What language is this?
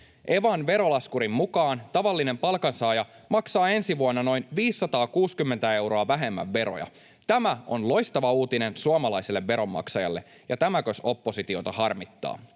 Finnish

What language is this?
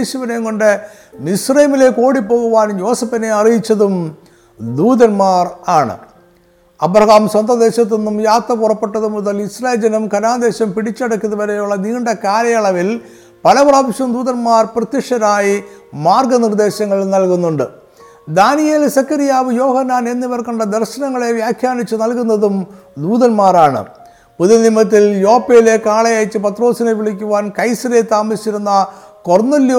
Malayalam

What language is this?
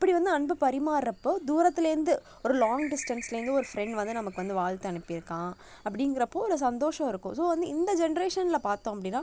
Tamil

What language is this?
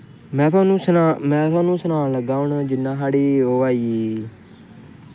Dogri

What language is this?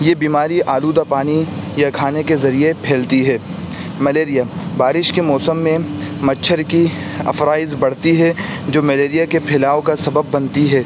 Urdu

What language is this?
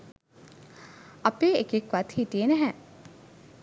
Sinhala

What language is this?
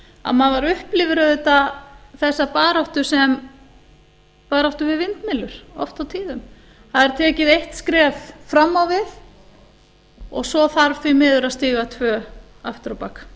Icelandic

